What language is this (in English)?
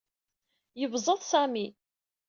Kabyle